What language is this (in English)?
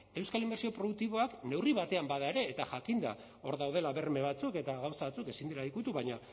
Basque